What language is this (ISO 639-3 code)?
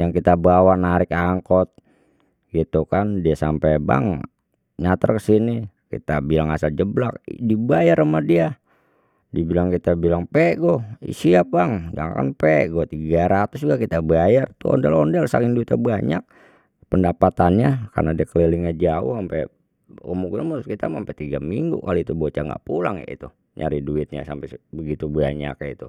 bew